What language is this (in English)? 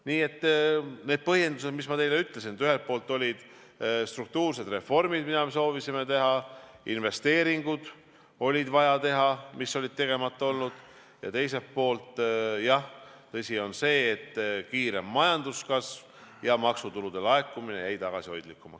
Estonian